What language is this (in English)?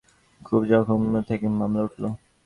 Bangla